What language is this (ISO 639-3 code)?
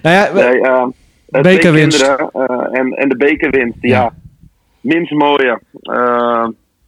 nld